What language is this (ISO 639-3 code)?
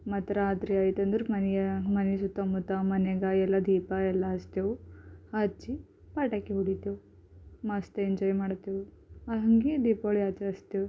kan